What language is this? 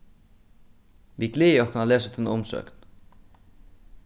Faroese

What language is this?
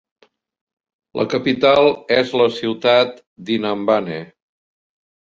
Catalan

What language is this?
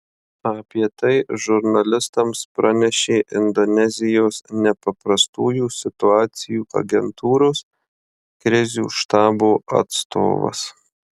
Lithuanian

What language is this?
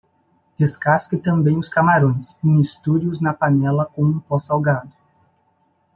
Portuguese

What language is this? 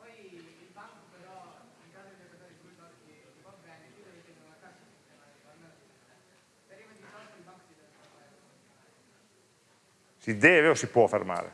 Italian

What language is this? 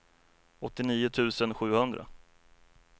Swedish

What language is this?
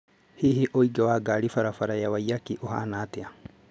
Kikuyu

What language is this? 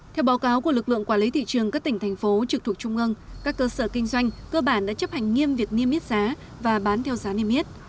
Vietnamese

